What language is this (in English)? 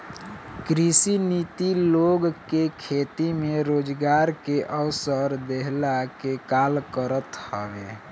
Bhojpuri